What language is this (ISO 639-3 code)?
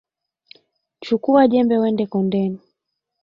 swa